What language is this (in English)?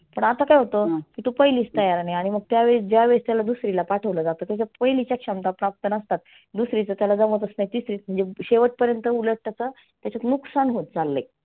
Marathi